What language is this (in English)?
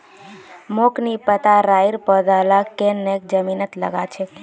Magahi